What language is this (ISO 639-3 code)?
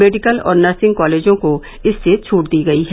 hin